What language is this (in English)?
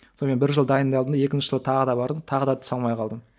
Kazakh